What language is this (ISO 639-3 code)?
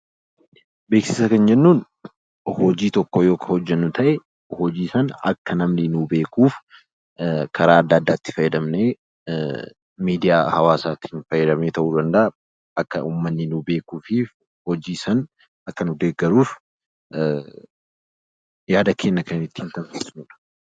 orm